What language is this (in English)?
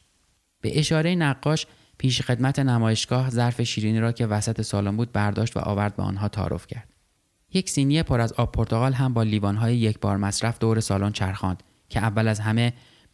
Persian